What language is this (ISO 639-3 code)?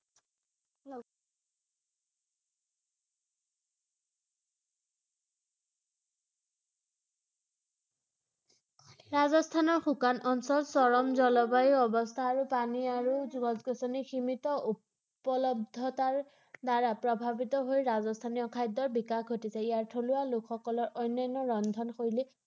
asm